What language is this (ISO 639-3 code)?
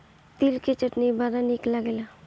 bho